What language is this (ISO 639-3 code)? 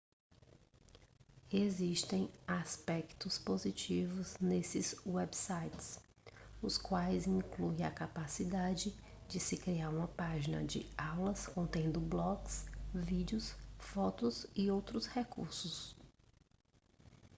por